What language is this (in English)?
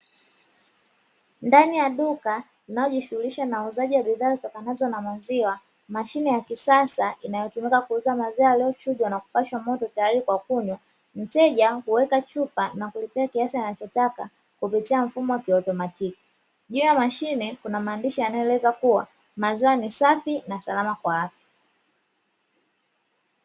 Swahili